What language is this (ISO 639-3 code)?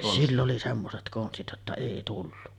fin